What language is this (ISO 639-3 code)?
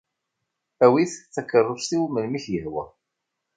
kab